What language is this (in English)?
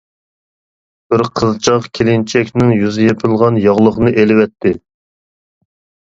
Uyghur